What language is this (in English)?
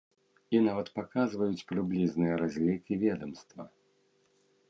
Belarusian